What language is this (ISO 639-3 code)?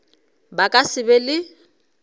nso